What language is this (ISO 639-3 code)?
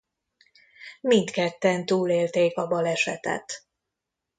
hun